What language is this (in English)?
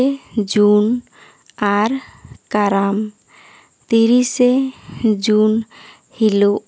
Santali